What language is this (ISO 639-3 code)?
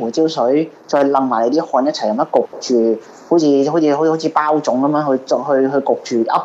zho